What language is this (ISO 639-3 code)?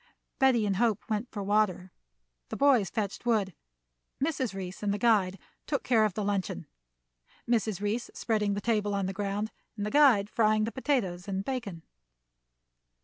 eng